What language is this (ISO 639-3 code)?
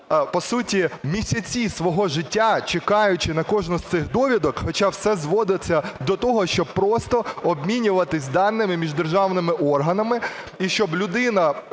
ukr